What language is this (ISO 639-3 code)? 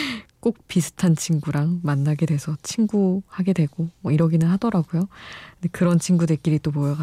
kor